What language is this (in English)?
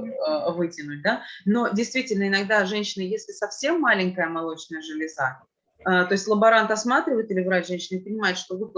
Russian